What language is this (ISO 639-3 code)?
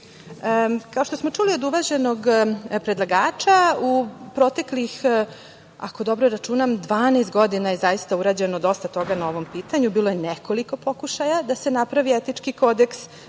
srp